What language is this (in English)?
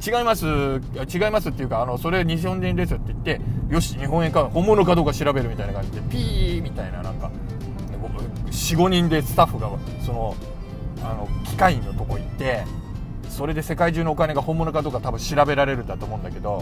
Japanese